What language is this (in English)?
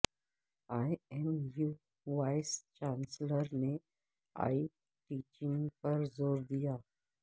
Urdu